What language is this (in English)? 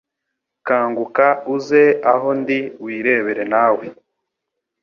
Kinyarwanda